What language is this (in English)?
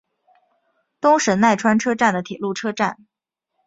Chinese